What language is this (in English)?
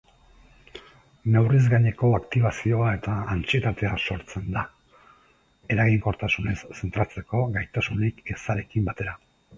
Basque